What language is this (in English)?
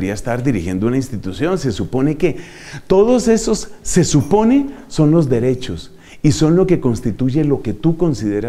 Spanish